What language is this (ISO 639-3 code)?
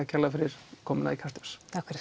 isl